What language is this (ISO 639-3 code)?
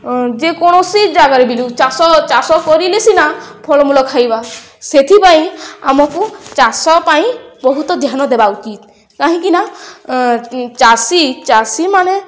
ori